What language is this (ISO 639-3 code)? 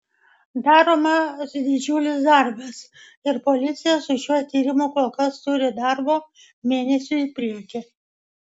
lit